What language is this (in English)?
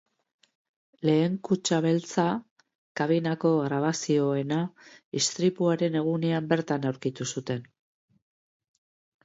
Basque